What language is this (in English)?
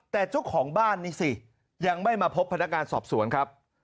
Thai